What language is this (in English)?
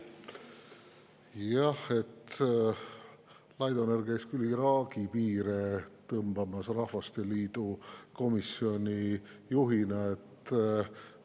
Estonian